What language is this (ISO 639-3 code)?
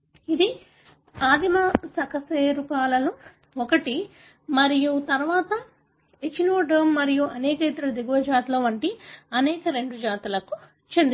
tel